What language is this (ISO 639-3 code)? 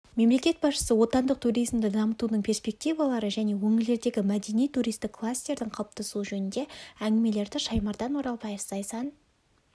kaz